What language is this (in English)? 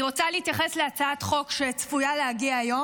Hebrew